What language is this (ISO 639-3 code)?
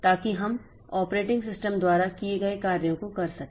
hin